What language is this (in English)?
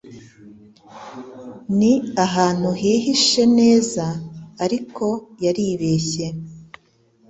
Kinyarwanda